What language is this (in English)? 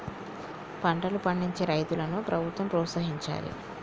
Telugu